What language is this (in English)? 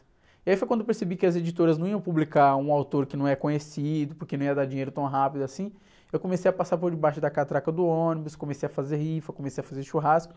Portuguese